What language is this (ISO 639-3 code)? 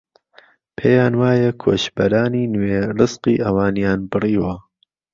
ckb